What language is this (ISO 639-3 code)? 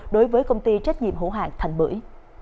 vie